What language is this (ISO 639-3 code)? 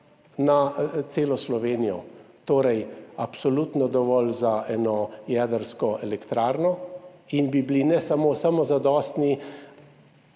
slv